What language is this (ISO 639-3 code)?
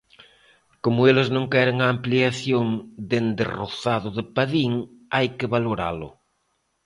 glg